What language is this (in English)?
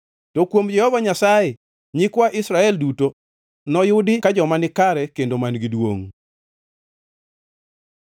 Luo (Kenya and Tanzania)